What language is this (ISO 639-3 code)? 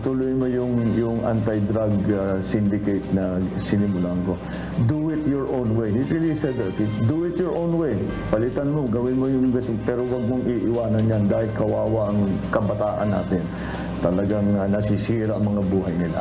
fil